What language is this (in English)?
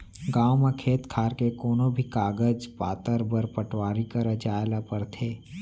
Chhattisgarhi